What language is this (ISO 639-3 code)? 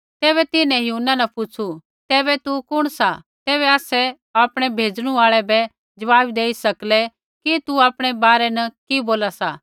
kfx